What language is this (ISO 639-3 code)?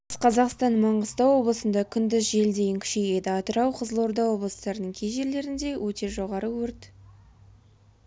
kaz